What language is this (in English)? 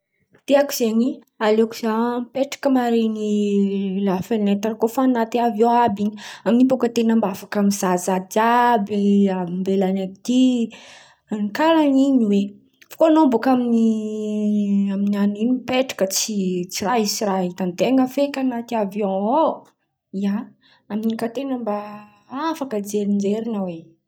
Antankarana Malagasy